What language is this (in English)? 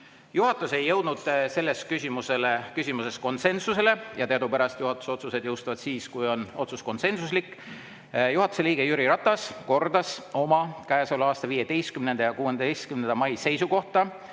Estonian